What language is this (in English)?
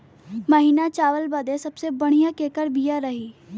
Bhojpuri